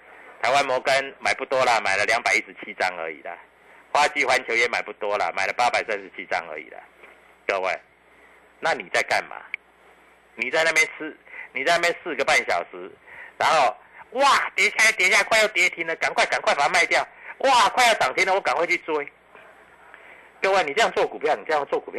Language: Chinese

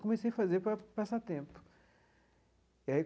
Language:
Portuguese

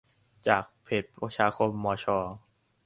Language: Thai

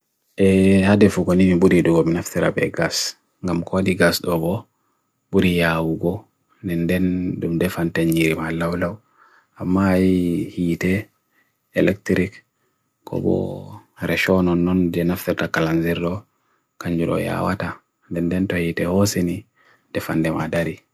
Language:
Bagirmi Fulfulde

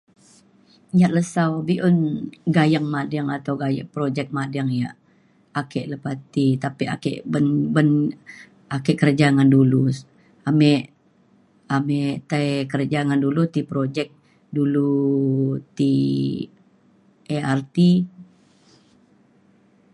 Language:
Mainstream Kenyah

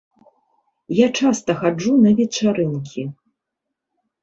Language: Belarusian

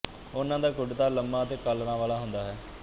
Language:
Punjabi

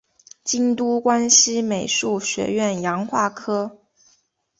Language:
Chinese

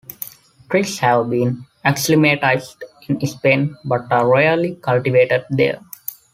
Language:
English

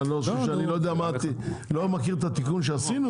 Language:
Hebrew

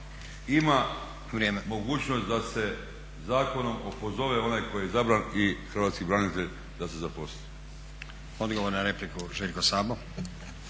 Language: Croatian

